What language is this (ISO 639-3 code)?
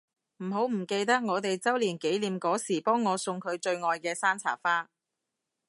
yue